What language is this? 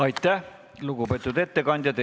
Estonian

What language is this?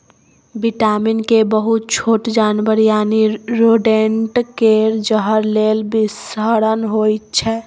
Maithili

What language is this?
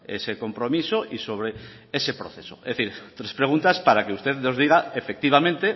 Spanish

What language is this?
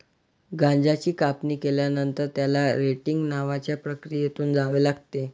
Marathi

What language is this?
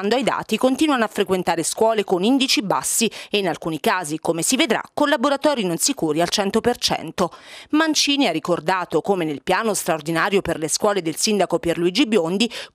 Italian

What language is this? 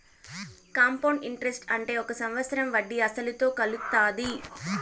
Telugu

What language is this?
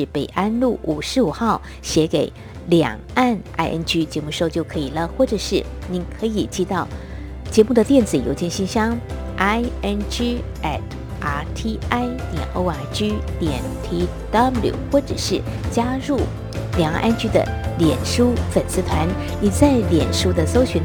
Chinese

